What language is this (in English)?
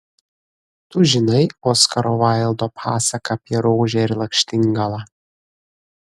Lithuanian